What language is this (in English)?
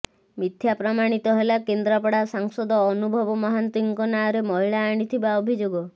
Odia